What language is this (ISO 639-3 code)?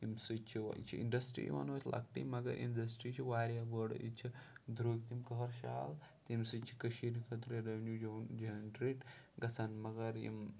kas